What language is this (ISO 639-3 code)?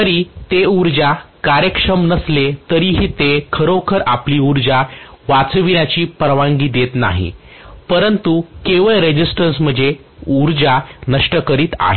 mar